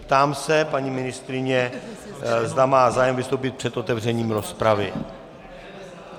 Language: Czech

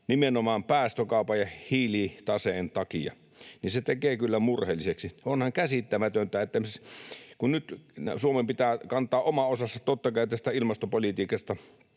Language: Finnish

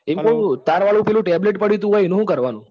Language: Gujarati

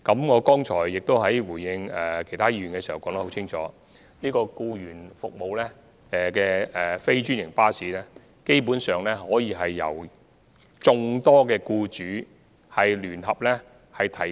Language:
Cantonese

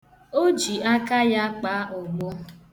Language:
Igbo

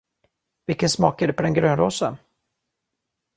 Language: Swedish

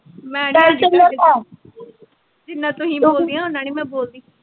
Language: Punjabi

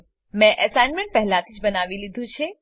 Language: Gujarati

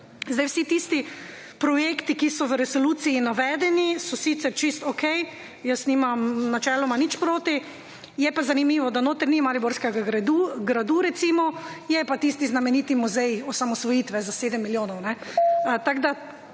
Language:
Slovenian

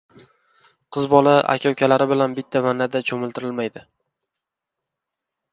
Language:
Uzbek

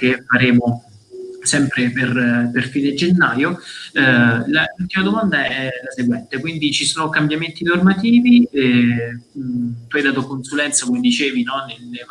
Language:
Italian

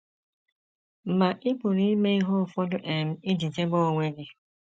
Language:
Igbo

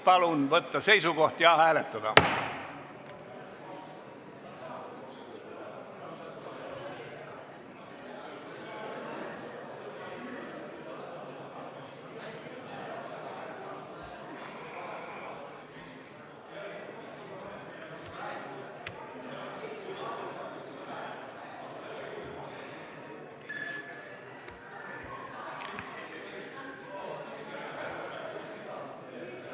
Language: Estonian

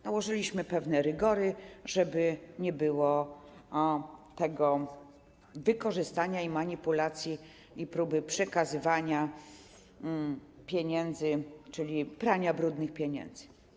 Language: Polish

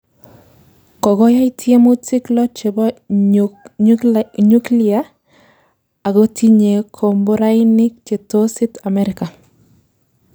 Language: Kalenjin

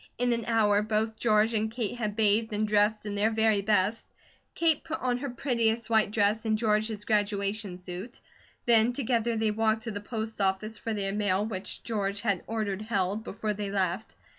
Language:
English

